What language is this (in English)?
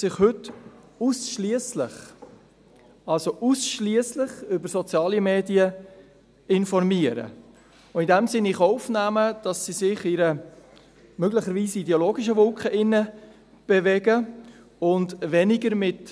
Swiss German